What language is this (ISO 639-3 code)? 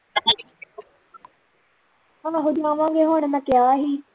pan